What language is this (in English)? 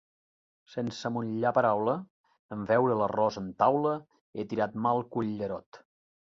Catalan